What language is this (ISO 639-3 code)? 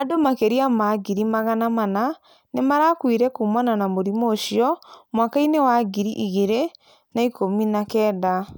kik